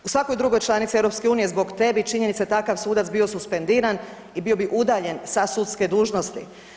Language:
Croatian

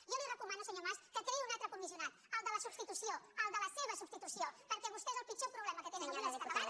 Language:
Catalan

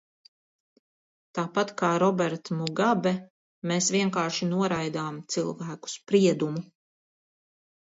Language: Latvian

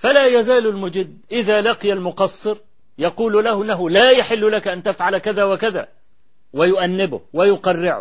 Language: Arabic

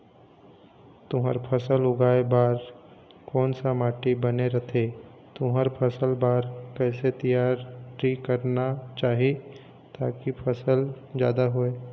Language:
Chhattisgarhi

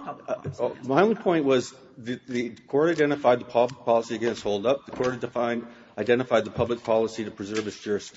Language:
English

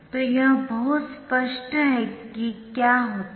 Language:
Hindi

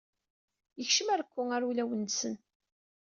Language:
Kabyle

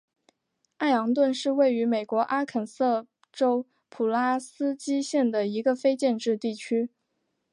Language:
Chinese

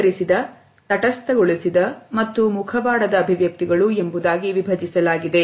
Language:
Kannada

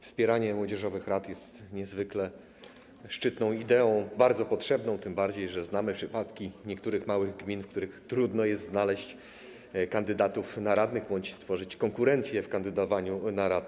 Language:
Polish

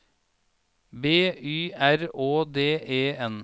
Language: Norwegian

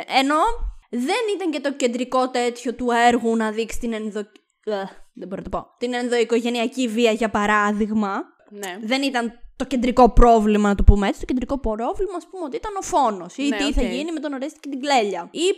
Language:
Greek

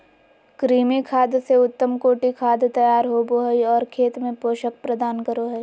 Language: Magahi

